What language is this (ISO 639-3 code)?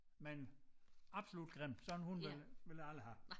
dan